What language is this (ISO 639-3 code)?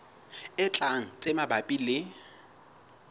sot